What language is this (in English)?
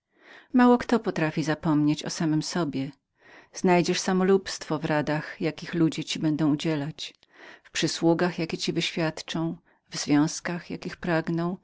Polish